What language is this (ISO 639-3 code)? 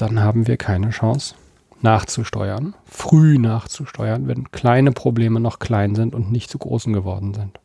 deu